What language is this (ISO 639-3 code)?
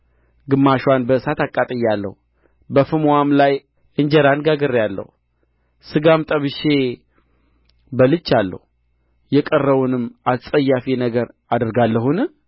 amh